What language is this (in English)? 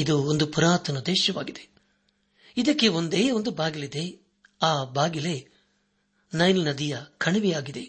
Kannada